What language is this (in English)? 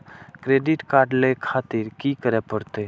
Maithili